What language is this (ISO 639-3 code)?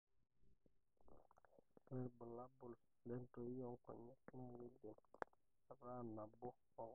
mas